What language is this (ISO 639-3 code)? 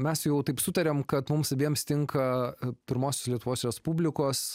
lit